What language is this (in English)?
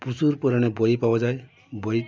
Bangla